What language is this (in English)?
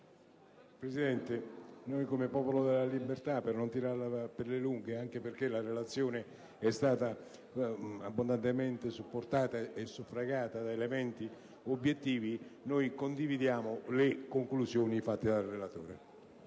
Italian